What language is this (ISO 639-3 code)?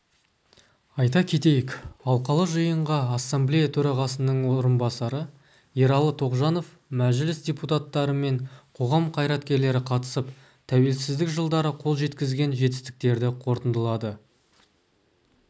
kaz